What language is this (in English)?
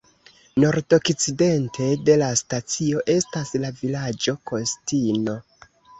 Esperanto